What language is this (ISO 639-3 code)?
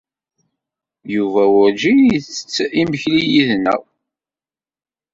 kab